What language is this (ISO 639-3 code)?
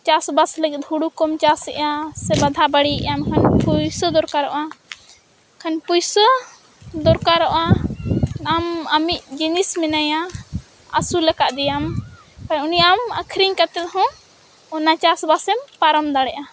sat